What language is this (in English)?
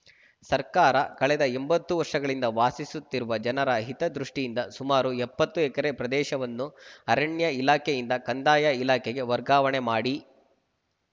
Kannada